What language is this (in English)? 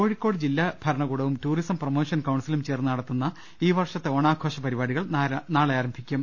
Malayalam